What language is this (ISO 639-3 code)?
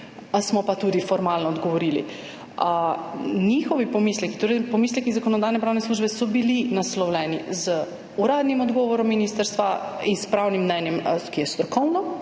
slv